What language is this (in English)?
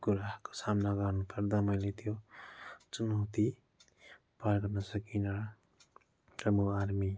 Nepali